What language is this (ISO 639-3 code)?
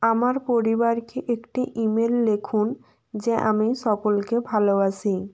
ben